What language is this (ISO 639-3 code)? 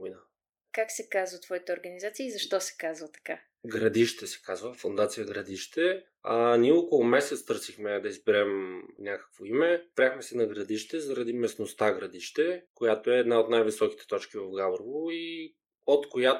bul